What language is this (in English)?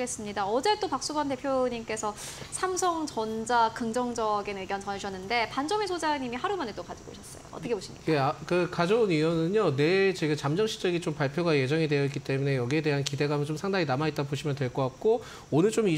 Korean